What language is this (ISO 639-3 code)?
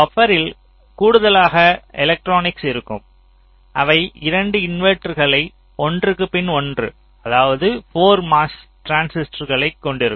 tam